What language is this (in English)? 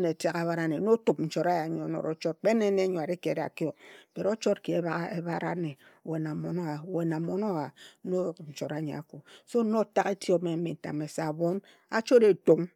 Ejagham